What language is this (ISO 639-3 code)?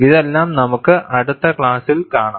mal